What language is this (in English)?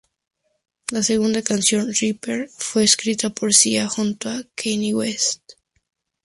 Spanish